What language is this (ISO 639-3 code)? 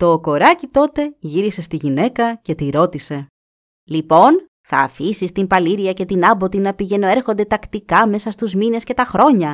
ell